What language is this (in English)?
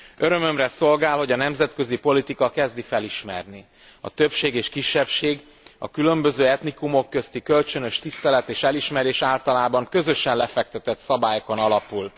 Hungarian